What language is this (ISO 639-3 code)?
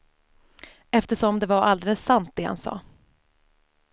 swe